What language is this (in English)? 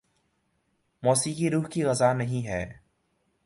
Urdu